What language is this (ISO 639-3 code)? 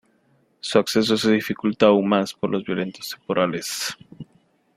spa